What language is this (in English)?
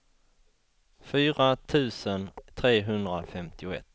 Swedish